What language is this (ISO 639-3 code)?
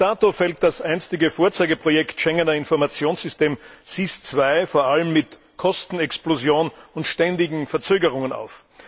deu